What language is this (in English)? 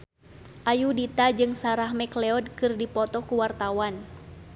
Sundanese